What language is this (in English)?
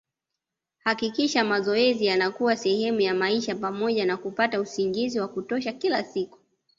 Swahili